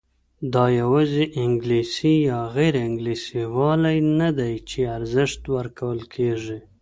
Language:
Pashto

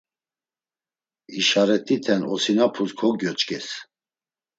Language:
Laz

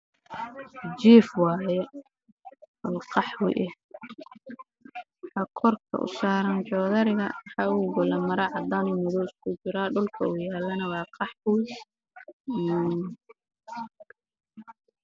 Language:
Somali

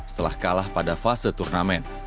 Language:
Indonesian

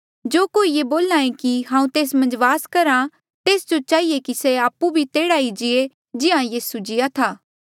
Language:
Mandeali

